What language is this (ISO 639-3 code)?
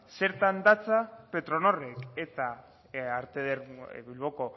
eus